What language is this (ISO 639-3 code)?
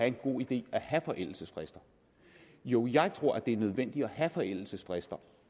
dan